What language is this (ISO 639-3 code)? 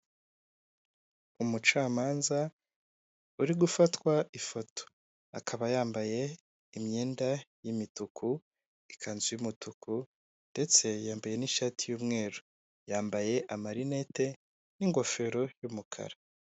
kin